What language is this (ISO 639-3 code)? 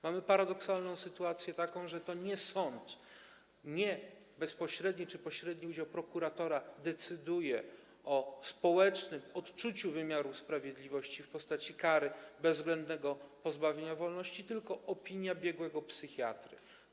pol